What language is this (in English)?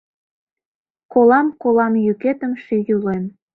Mari